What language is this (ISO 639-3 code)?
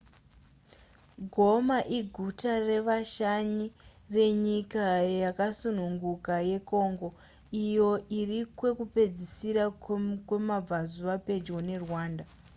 sna